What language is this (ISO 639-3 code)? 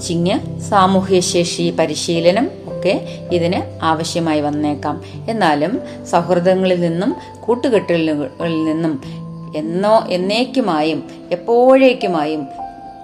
mal